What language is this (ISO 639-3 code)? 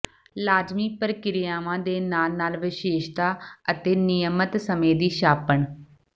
pan